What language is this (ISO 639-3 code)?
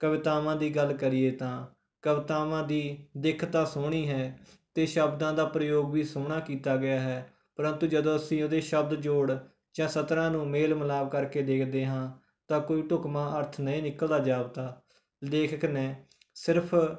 pan